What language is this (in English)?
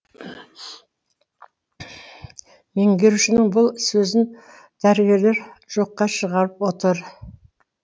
Kazakh